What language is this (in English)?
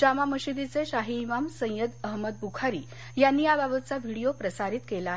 Marathi